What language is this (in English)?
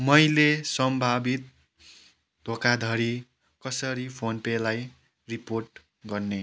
Nepali